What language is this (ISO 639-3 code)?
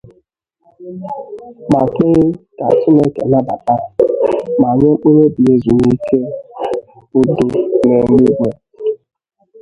ibo